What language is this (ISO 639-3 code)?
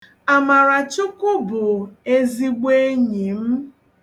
ibo